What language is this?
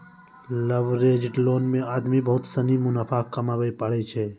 Maithili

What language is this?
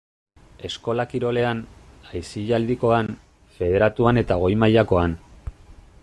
Basque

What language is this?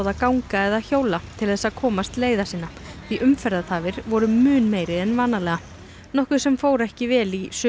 Icelandic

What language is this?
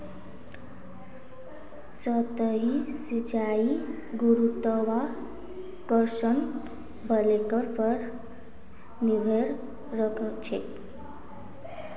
Magahi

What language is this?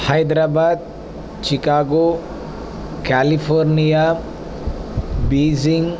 Sanskrit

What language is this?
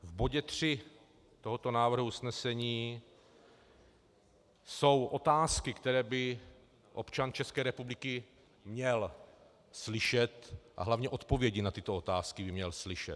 Czech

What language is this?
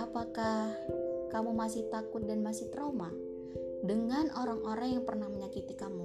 Indonesian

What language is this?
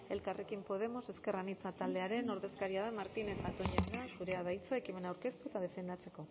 Basque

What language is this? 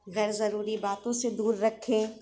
Urdu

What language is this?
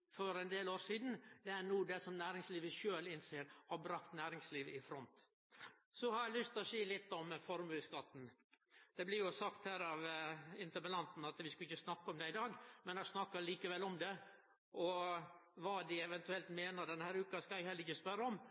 Norwegian Nynorsk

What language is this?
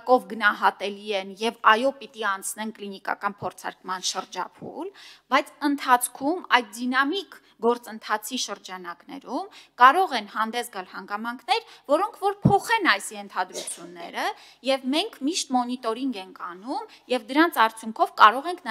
Romanian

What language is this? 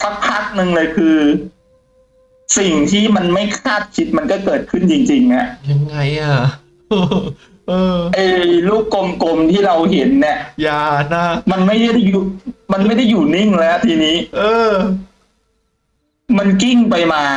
Thai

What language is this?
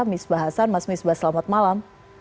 Indonesian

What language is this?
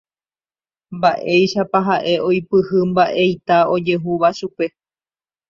Guarani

